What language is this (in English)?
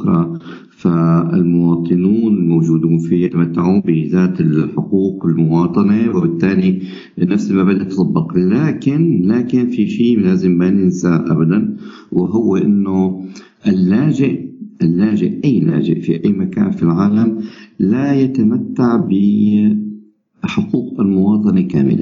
Arabic